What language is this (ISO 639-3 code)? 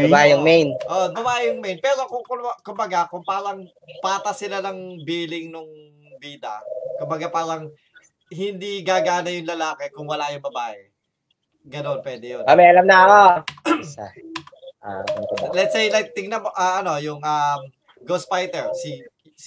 fil